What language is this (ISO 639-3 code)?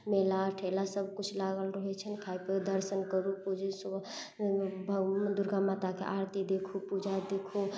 mai